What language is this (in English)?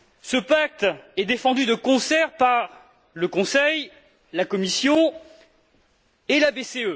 French